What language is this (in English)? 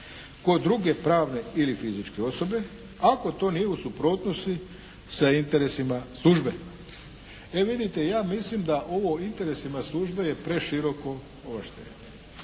Croatian